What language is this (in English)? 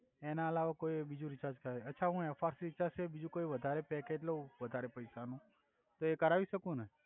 Gujarati